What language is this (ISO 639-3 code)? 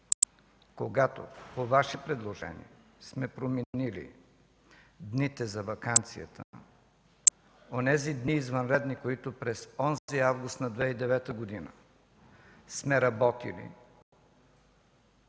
bul